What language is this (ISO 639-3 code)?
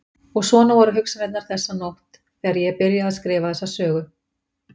isl